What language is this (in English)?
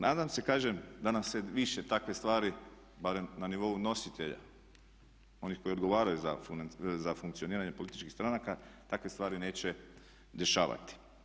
Croatian